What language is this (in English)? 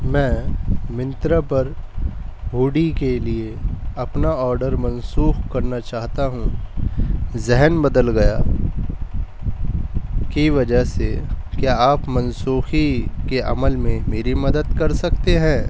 Urdu